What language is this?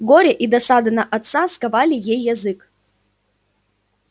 Russian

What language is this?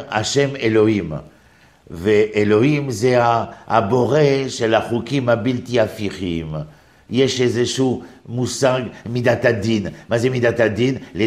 Hebrew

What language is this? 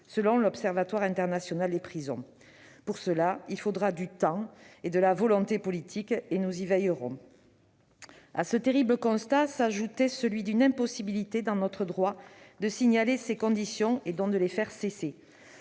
French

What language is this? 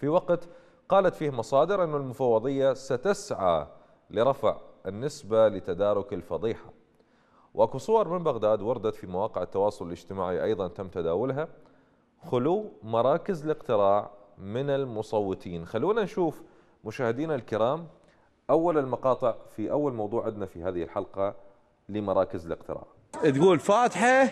Arabic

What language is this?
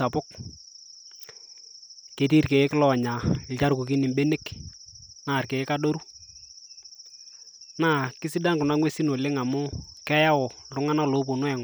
Masai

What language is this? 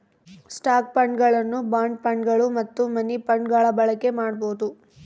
Kannada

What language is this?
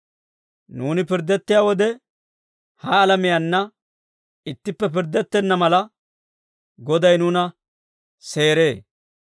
Dawro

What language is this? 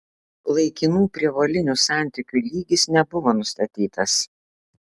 Lithuanian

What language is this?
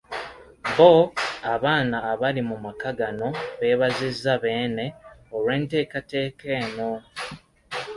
Ganda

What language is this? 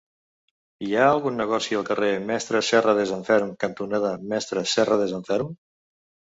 Catalan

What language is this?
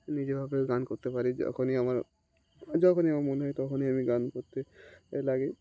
Bangla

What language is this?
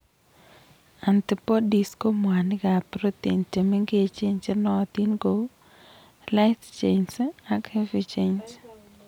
Kalenjin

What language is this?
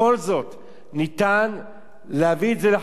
Hebrew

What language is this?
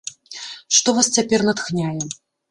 Belarusian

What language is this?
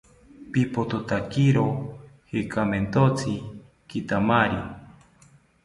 South Ucayali Ashéninka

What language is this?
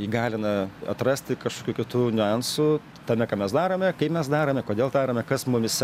Lithuanian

